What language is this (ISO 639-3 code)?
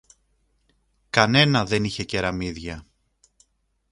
ell